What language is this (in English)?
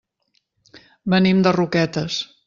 Catalan